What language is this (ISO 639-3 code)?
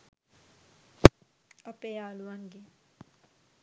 sin